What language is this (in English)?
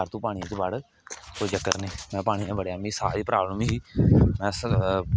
Dogri